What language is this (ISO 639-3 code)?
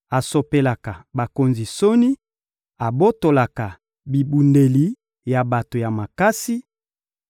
lin